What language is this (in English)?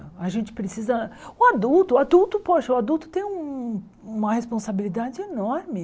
Portuguese